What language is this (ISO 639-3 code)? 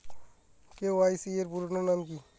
ben